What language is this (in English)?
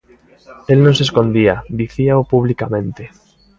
Galician